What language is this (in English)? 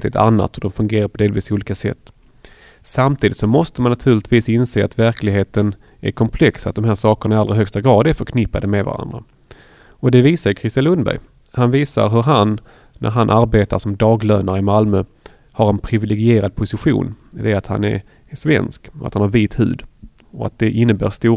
Swedish